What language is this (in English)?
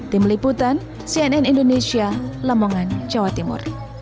Indonesian